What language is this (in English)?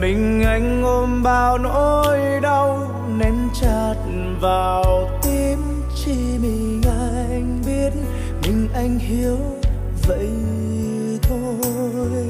Vietnamese